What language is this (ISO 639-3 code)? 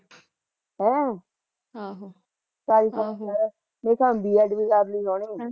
pan